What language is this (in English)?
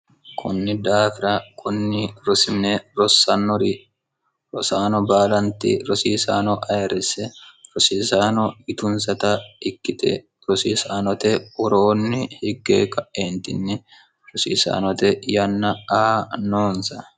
Sidamo